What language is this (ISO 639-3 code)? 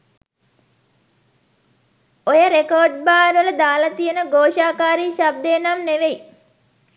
sin